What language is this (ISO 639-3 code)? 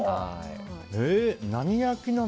jpn